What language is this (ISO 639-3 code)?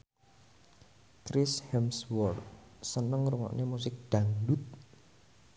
jav